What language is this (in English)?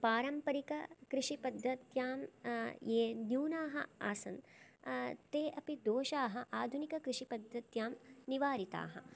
Sanskrit